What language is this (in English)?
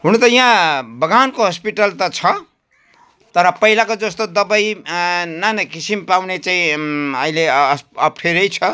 Nepali